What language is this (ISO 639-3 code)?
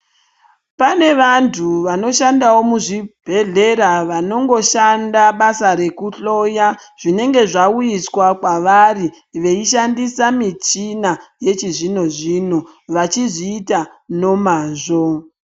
ndc